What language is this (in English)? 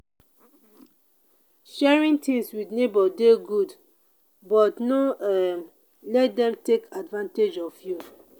Nigerian Pidgin